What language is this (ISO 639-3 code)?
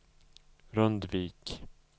swe